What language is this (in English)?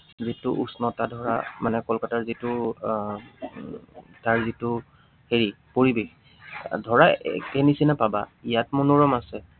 Assamese